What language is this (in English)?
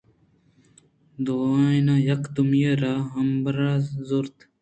Eastern Balochi